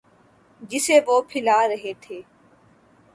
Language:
Urdu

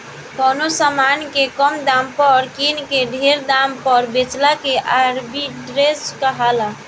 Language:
Bhojpuri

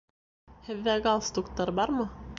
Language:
Bashkir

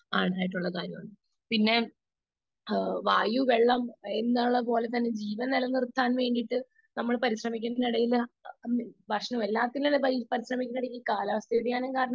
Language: Malayalam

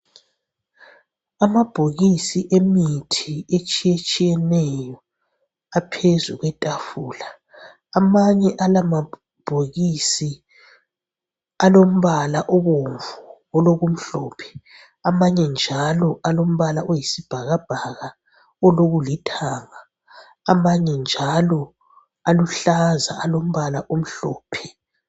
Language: North Ndebele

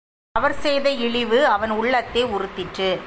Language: Tamil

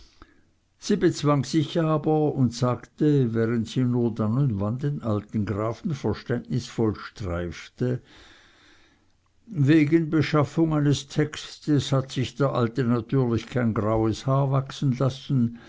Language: German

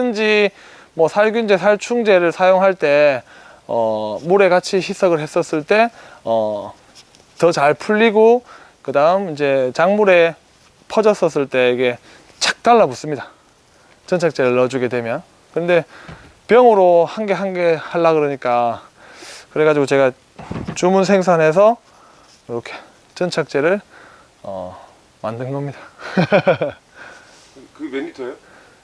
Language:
Korean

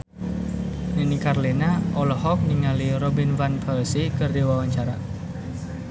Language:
Sundanese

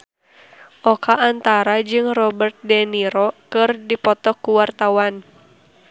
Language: Sundanese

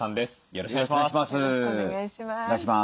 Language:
Japanese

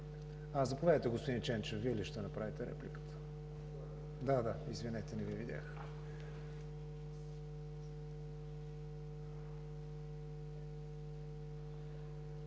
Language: Bulgarian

